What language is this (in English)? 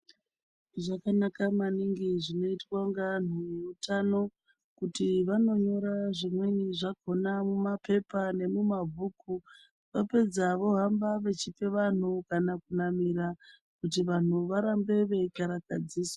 Ndau